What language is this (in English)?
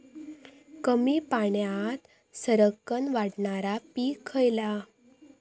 Marathi